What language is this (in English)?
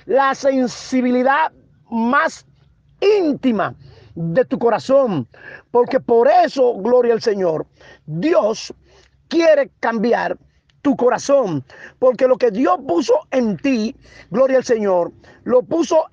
Spanish